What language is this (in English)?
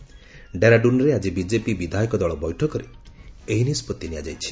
Odia